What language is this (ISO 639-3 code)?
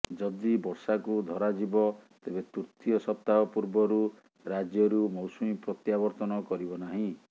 ori